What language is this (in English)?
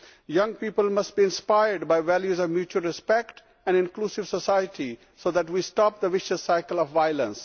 English